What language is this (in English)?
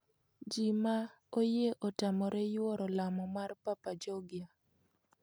Luo (Kenya and Tanzania)